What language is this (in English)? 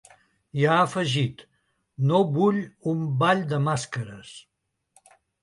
Catalan